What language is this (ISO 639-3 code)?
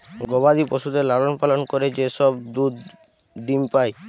ben